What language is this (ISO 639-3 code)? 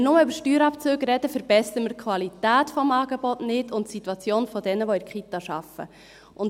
gsw